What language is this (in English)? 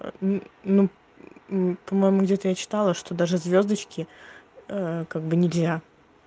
Russian